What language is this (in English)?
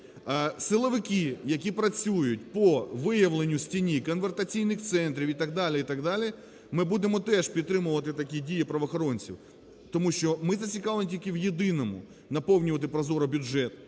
Ukrainian